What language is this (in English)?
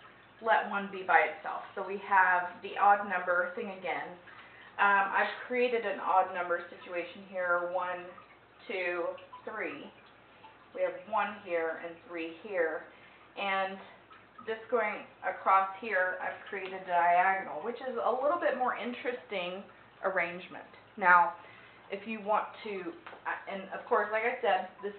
English